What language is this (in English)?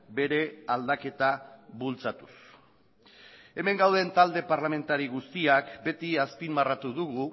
Basque